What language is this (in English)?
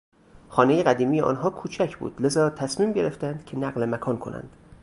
Persian